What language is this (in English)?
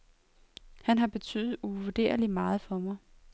Danish